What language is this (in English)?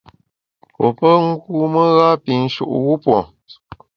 Bamun